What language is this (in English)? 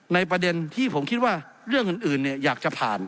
Thai